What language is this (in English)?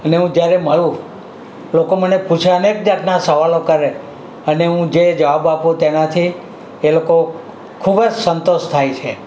Gujarati